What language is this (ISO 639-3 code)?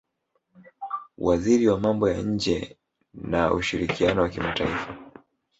swa